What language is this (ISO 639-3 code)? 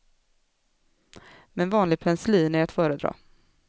swe